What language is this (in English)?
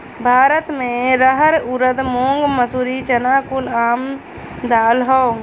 Bhojpuri